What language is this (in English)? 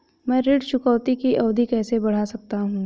Hindi